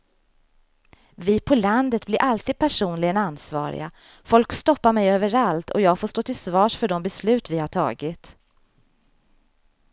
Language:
Swedish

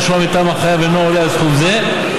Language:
Hebrew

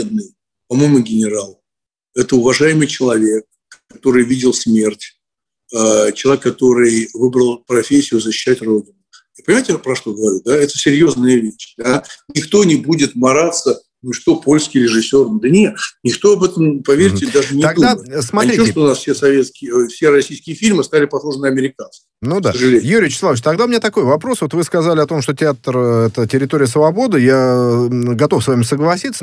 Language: Russian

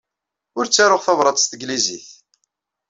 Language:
Kabyle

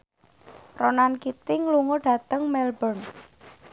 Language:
Javanese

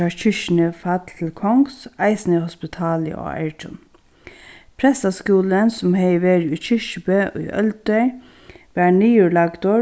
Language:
Faroese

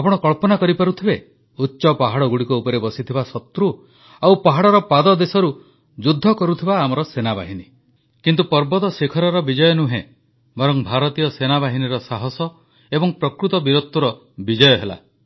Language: Odia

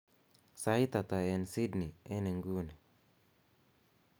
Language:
Kalenjin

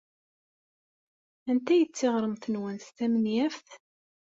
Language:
Kabyle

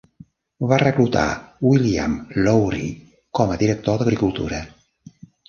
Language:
Catalan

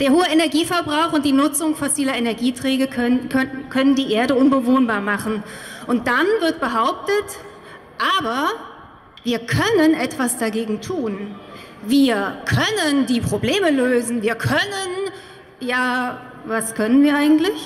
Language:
German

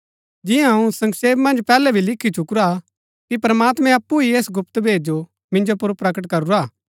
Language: Gaddi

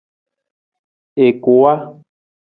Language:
Nawdm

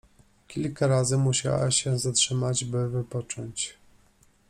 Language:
Polish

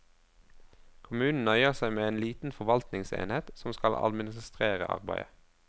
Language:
Norwegian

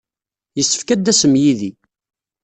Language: Kabyle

